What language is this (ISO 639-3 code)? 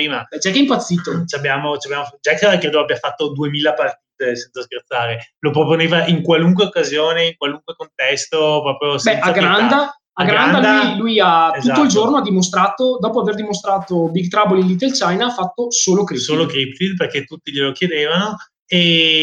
ita